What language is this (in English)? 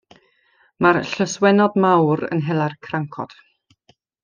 Welsh